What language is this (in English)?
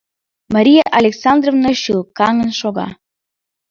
Mari